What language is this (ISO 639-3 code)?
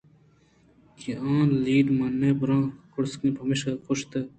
bgp